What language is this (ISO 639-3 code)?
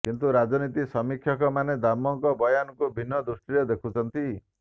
ori